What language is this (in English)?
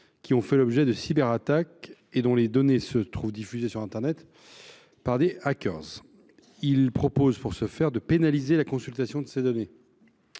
French